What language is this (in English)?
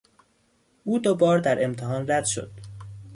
Persian